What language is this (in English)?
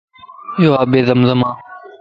Lasi